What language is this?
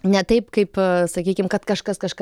Lithuanian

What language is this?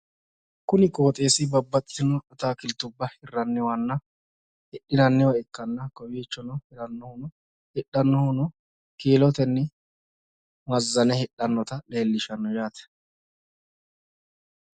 Sidamo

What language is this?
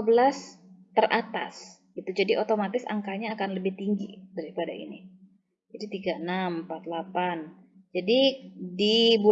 Indonesian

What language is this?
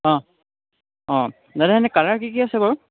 Assamese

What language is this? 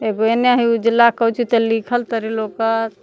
Magahi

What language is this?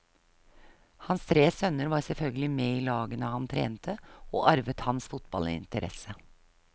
Norwegian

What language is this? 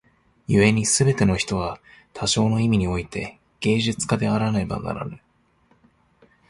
Japanese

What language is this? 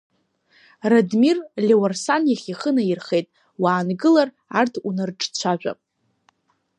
Abkhazian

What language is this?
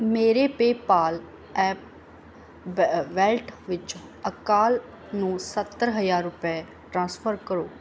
Punjabi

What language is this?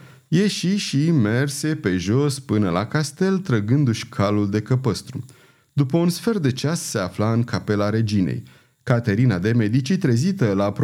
Romanian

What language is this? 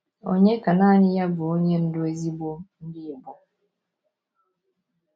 Igbo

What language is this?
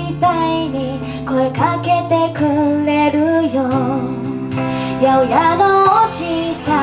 Japanese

